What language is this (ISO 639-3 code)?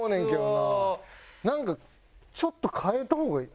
jpn